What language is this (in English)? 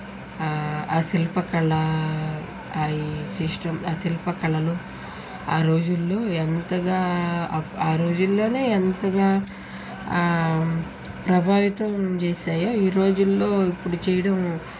Telugu